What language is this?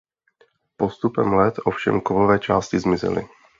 Czech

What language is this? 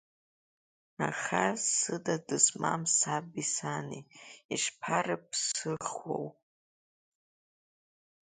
Abkhazian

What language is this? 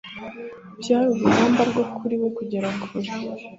Kinyarwanda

